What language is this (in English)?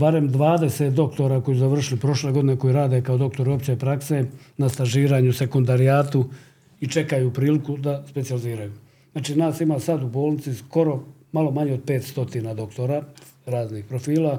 Croatian